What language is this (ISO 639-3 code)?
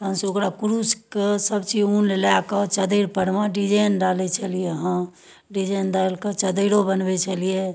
mai